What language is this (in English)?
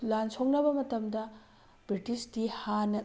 Manipuri